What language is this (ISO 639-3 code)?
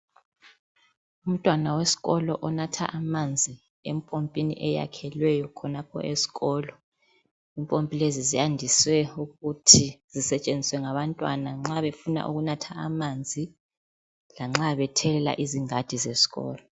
nde